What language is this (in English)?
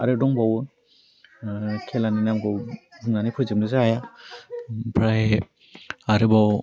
Bodo